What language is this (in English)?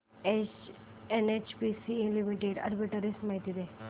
Marathi